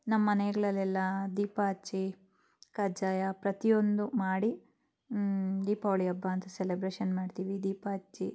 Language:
Kannada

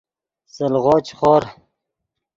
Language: Yidgha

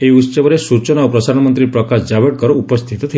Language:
Odia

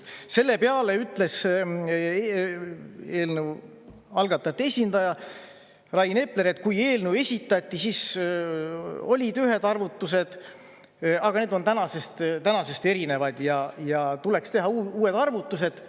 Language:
Estonian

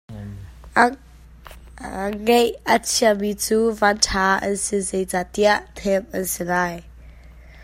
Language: Hakha Chin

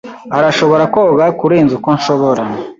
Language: Kinyarwanda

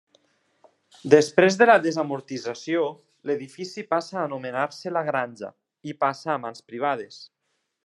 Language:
Catalan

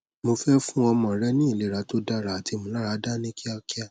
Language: Yoruba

